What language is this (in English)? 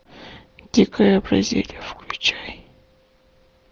Russian